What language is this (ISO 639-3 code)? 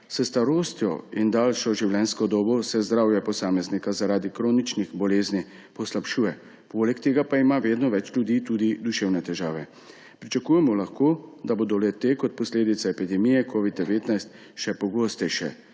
slv